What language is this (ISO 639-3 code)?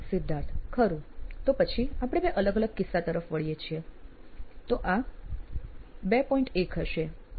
guj